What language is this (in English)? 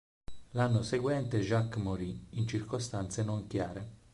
Italian